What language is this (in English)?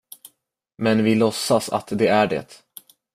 Swedish